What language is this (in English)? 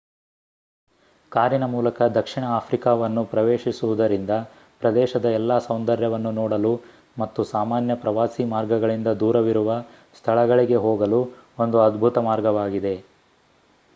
Kannada